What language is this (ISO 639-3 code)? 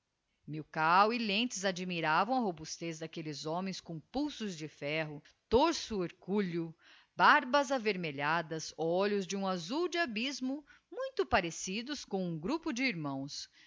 por